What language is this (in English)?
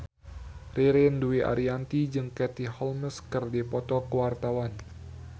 Sundanese